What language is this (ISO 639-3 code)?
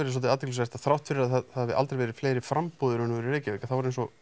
isl